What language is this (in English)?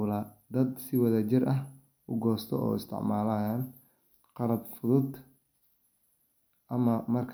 Somali